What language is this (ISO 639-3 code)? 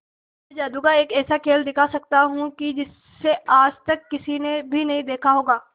hin